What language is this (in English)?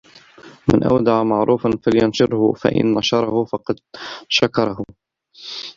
Arabic